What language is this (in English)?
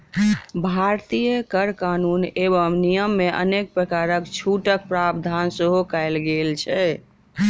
Maithili